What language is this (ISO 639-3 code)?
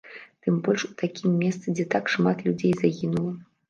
bel